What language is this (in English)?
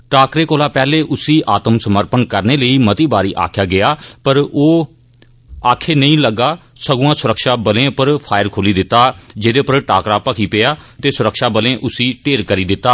Dogri